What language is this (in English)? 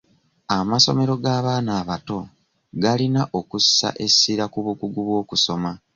Ganda